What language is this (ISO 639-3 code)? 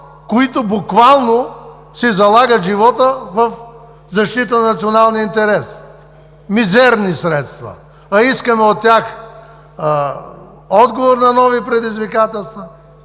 bul